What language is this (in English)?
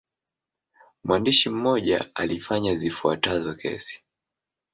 Swahili